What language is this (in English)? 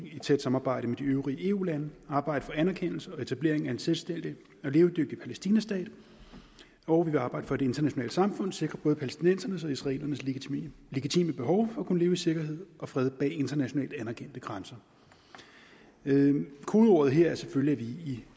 Danish